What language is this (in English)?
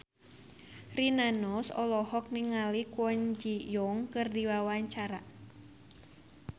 Sundanese